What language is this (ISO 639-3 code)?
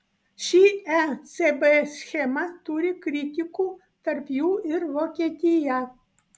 lit